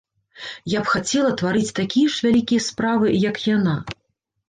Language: Belarusian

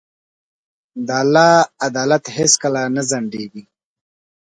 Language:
Pashto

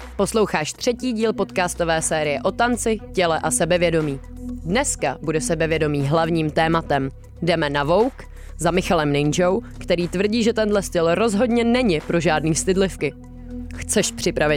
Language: Czech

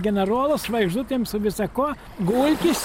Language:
Lithuanian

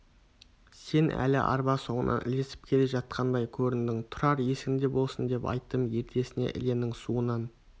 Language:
Kazakh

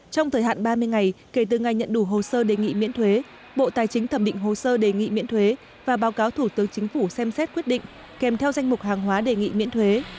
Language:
Vietnamese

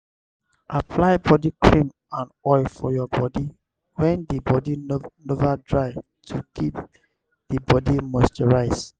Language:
Nigerian Pidgin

